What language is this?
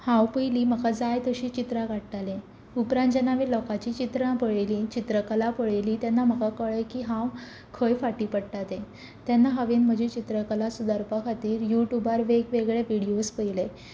Konkani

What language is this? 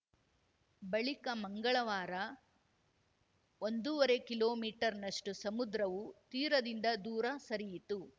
Kannada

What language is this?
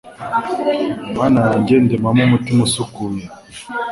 Kinyarwanda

